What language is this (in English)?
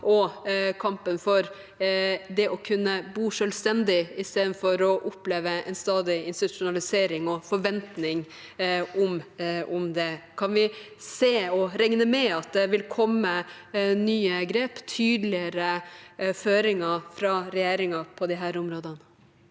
Norwegian